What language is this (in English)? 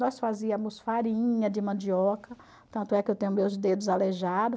Portuguese